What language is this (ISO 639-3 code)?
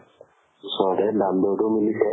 asm